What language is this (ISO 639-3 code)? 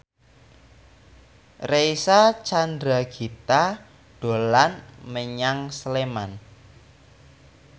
jav